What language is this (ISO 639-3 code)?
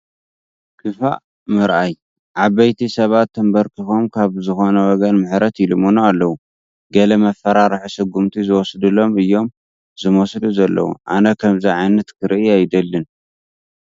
tir